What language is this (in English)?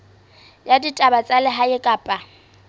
Southern Sotho